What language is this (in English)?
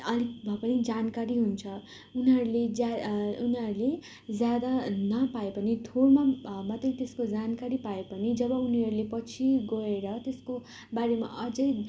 Nepali